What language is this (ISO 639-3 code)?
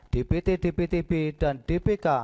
ind